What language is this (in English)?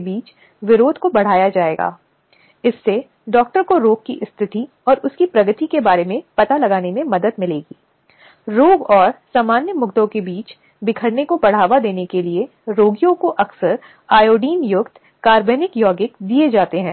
Hindi